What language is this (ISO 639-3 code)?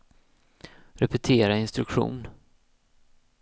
swe